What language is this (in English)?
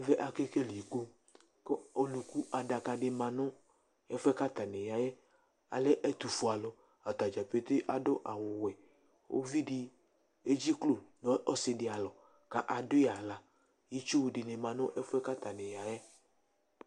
Ikposo